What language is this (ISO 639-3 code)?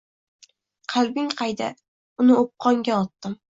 uzb